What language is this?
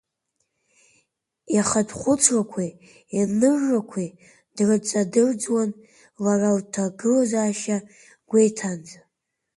Abkhazian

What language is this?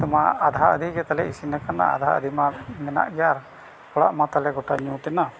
Santali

